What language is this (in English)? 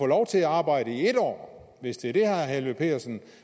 Danish